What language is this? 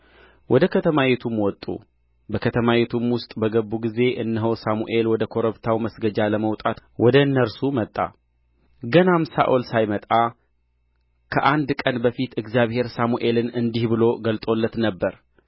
Amharic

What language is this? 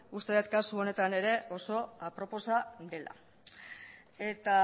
Basque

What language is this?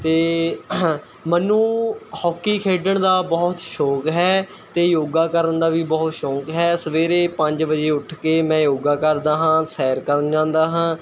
Punjabi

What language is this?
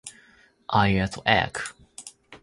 Japanese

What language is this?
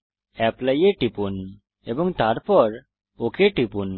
Bangla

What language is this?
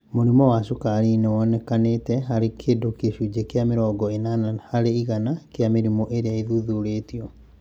Kikuyu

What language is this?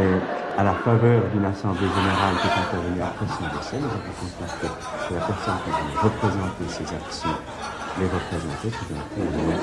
French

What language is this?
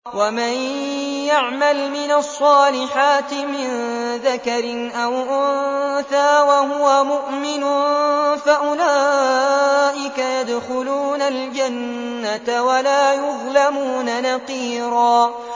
Arabic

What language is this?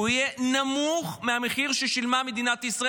Hebrew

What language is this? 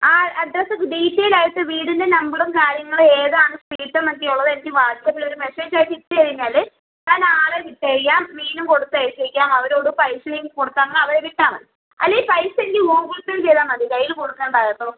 Malayalam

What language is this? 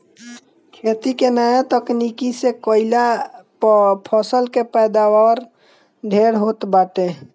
Bhojpuri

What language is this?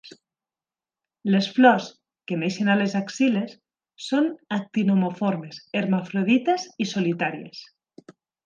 Catalan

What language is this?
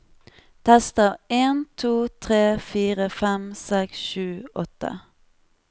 Norwegian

